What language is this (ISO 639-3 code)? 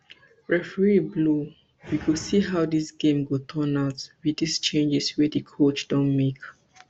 pcm